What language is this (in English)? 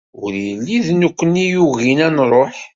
Kabyle